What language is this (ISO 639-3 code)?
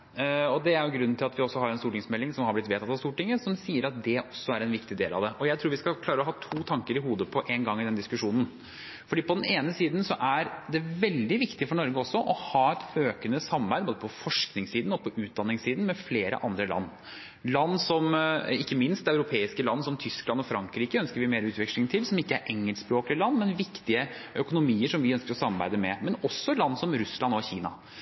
nob